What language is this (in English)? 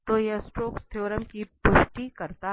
Hindi